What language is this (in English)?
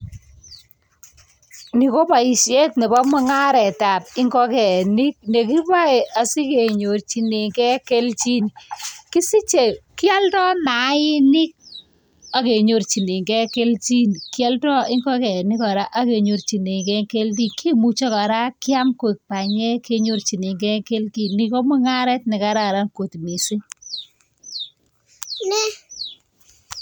Kalenjin